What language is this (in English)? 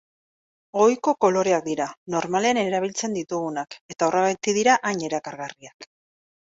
Basque